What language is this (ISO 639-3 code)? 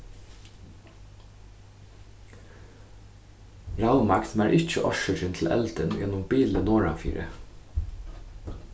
fao